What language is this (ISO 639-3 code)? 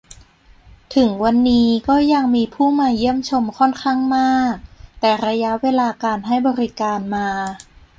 tha